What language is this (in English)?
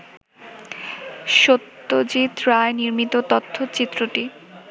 Bangla